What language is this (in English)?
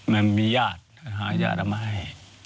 Thai